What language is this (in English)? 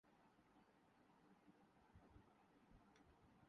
Urdu